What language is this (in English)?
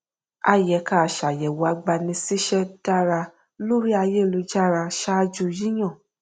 Yoruba